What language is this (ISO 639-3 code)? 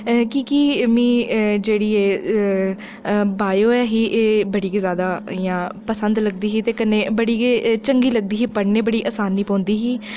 doi